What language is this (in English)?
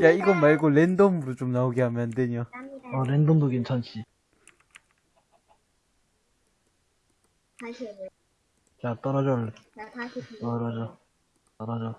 Korean